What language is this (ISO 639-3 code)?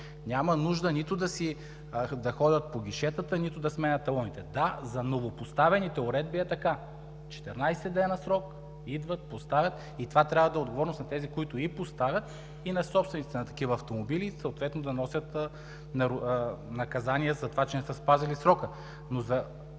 bul